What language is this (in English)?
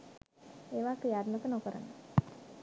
Sinhala